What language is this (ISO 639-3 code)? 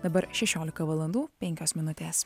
lit